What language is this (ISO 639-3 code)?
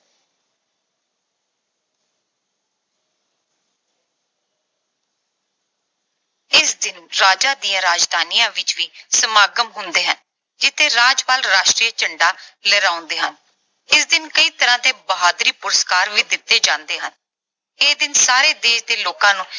pan